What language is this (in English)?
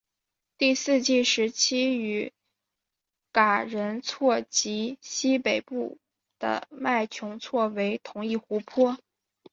Chinese